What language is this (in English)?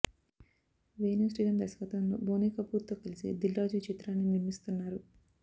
Telugu